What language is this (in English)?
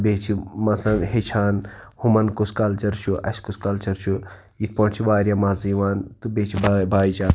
Kashmiri